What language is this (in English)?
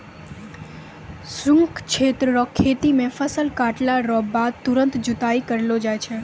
Maithili